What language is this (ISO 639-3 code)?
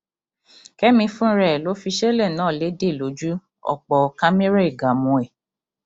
yor